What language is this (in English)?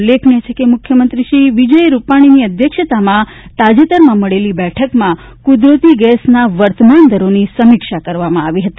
Gujarati